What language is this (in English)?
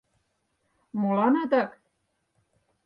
Mari